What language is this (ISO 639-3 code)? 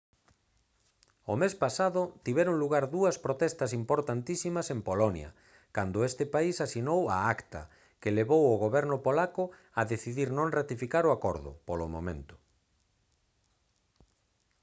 glg